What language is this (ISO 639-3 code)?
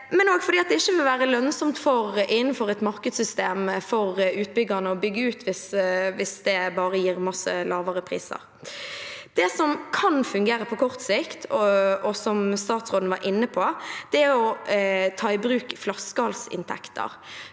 nor